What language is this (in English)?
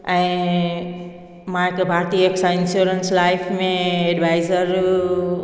Sindhi